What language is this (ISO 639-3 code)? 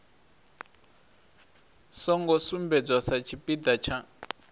ven